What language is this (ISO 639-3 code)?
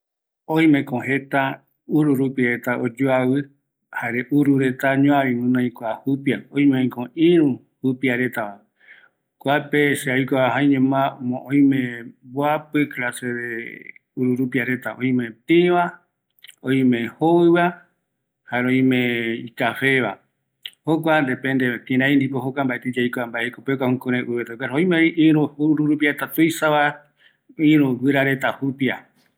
gui